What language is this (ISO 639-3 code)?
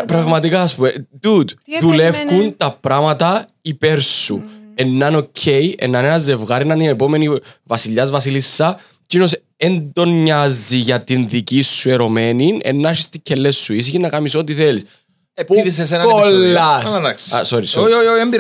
ell